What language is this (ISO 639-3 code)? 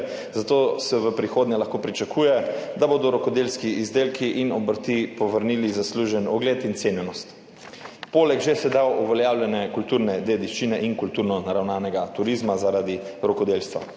slv